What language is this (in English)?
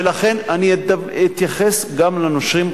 Hebrew